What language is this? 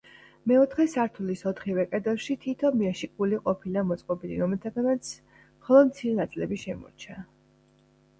Georgian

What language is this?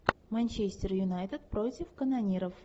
Russian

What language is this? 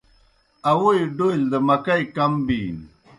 Kohistani Shina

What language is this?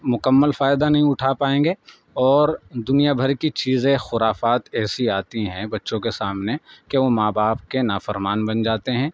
Urdu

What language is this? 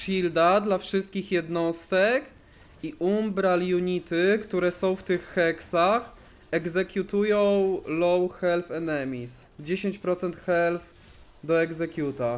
Polish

